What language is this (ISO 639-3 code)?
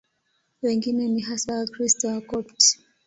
swa